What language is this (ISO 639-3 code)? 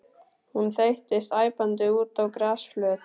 isl